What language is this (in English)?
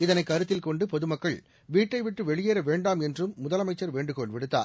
Tamil